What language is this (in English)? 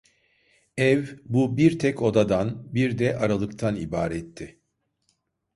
Turkish